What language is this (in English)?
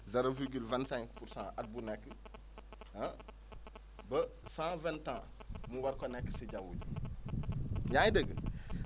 Wolof